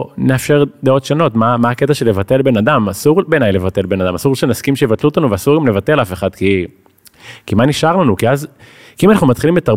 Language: Hebrew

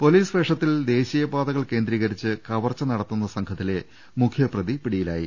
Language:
Malayalam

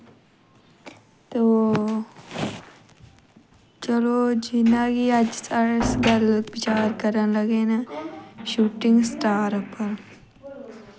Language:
Dogri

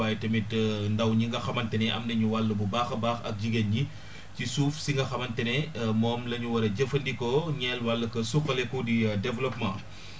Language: Wolof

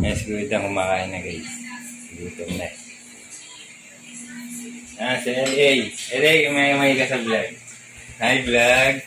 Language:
Filipino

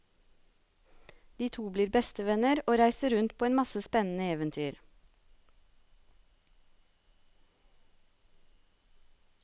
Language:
Norwegian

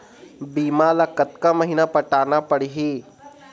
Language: Chhattisgarhi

